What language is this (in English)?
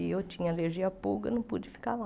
Portuguese